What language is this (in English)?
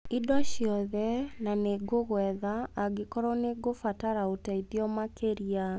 Kikuyu